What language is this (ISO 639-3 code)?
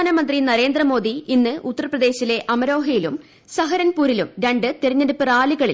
mal